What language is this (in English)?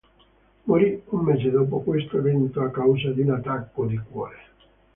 Italian